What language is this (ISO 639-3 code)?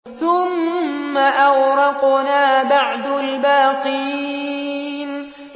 ara